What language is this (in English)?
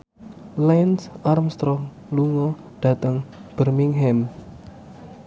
Javanese